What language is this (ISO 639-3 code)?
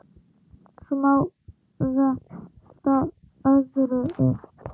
isl